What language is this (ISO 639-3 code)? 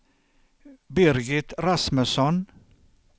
swe